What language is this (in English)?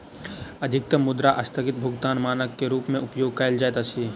Maithili